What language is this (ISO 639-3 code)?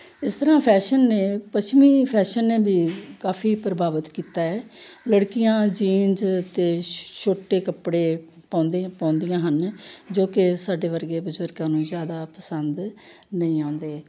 pan